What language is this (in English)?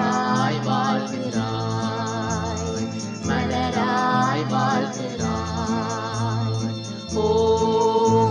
Turkish